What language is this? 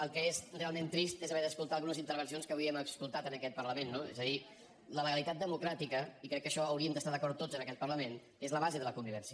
Catalan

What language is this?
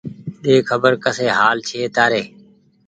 Goaria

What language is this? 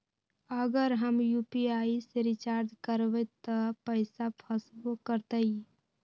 Magahi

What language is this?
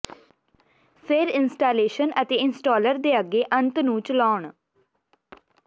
Punjabi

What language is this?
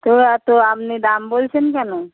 Bangla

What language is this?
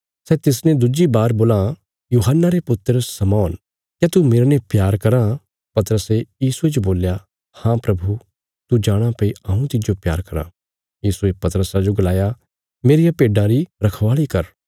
Bilaspuri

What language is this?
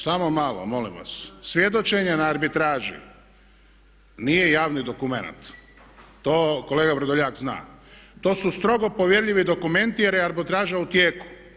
Croatian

